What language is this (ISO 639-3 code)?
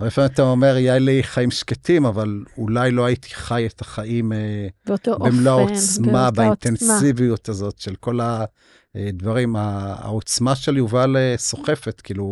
heb